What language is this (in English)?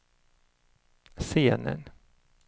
Swedish